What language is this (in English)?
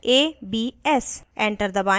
Hindi